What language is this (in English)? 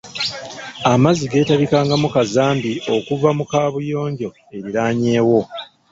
Ganda